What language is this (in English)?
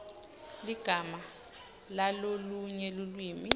Swati